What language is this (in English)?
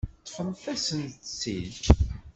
Kabyle